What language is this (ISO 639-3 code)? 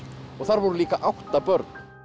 isl